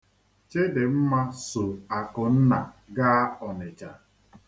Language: Igbo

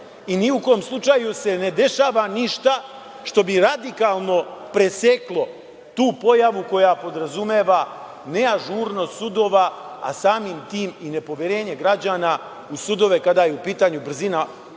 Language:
Serbian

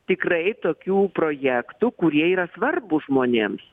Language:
Lithuanian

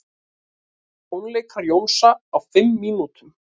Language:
Icelandic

